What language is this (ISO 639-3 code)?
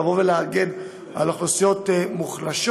heb